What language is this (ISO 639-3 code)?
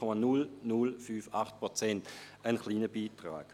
gsw